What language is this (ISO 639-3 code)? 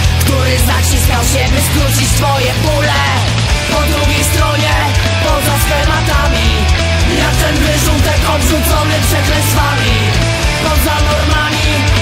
pol